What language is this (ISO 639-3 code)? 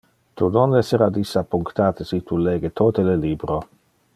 ina